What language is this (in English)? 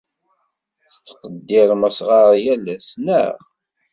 Kabyle